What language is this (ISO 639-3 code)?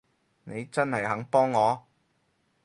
yue